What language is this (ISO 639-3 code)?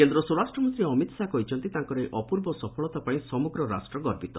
ori